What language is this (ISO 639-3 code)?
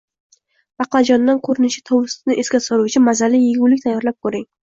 uzb